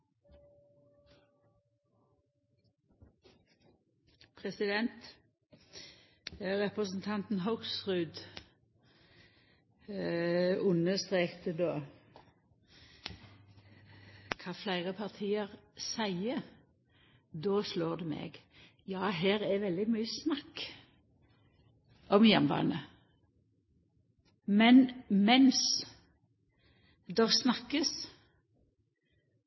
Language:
Norwegian Nynorsk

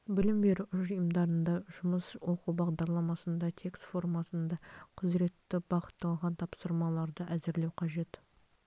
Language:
Kazakh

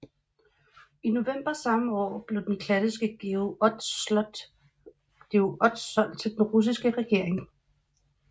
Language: Danish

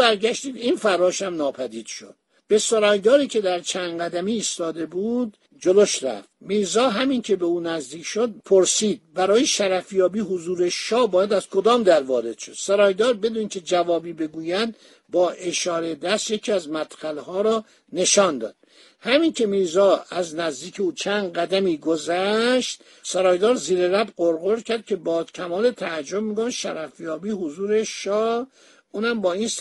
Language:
Persian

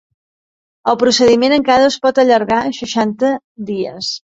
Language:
Catalan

